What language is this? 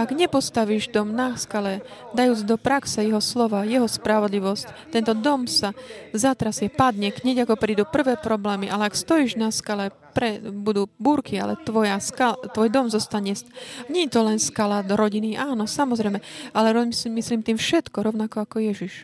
Slovak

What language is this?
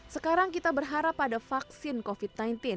Indonesian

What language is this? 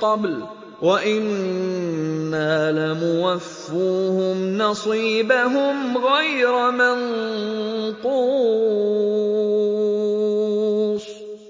Arabic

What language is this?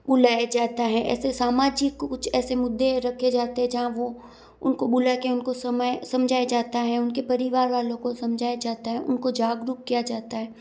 Hindi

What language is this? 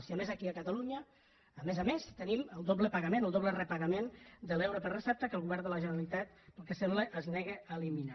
Catalan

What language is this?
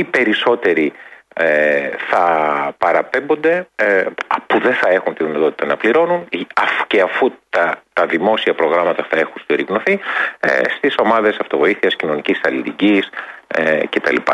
Greek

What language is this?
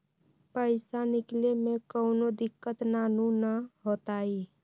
Magahi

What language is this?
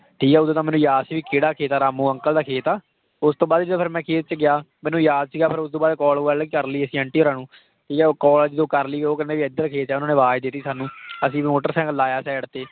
Punjabi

